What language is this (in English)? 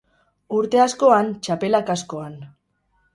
Basque